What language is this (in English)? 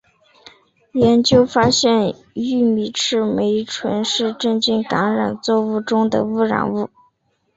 Chinese